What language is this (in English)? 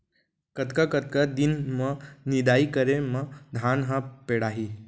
Chhattisgarhi